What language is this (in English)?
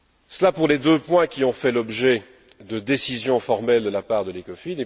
French